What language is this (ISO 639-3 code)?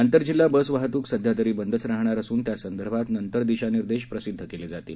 mar